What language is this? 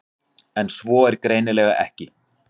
Icelandic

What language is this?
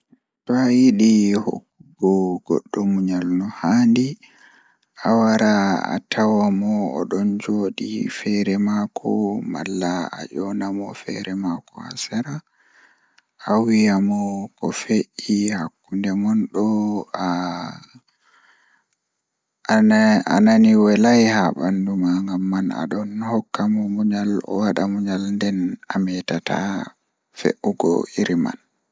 Fula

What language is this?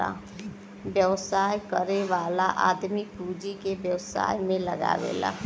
Bhojpuri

